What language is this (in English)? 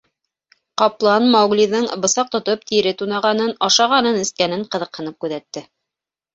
Bashkir